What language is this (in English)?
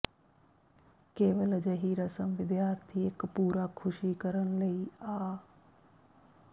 Punjabi